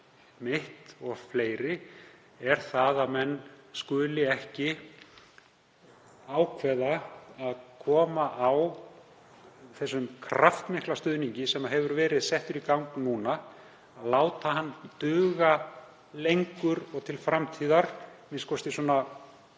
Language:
Icelandic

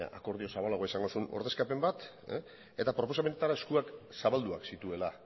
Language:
Basque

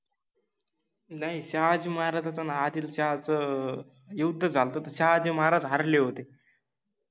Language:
Marathi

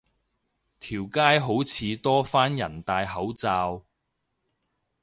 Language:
Cantonese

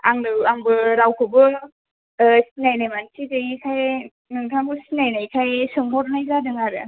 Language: Bodo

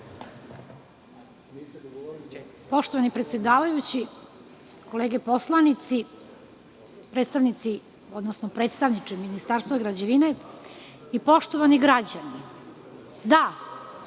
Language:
Serbian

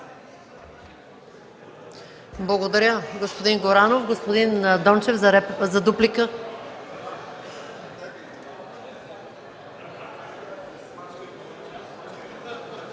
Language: Bulgarian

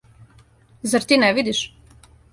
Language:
Serbian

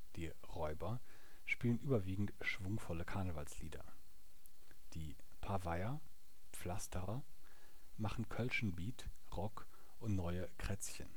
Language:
German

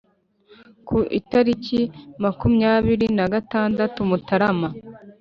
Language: Kinyarwanda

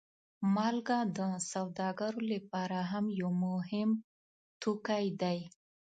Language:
Pashto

